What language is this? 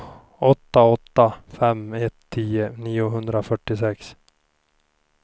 Swedish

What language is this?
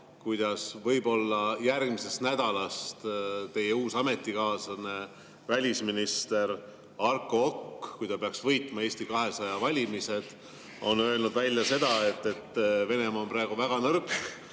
Estonian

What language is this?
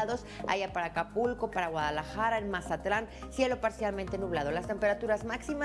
Spanish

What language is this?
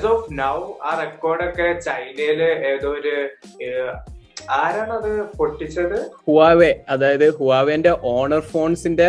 Malayalam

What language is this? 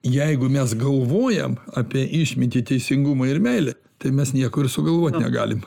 Lithuanian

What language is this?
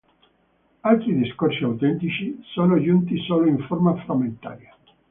Italian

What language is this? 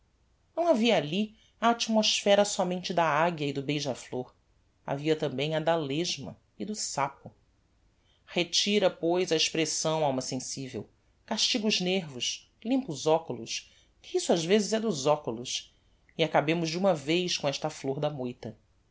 Portuguese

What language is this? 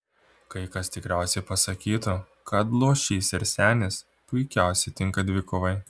Lithuanian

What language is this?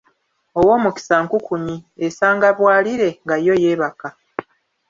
Ganda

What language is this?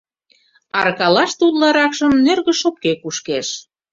Mari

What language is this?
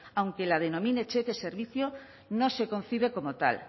Spanish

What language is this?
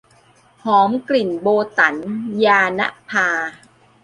Thai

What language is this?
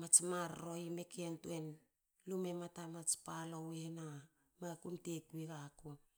Hakö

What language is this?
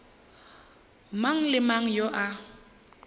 Northern Sotho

